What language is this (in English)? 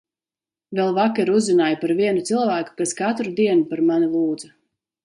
Latvian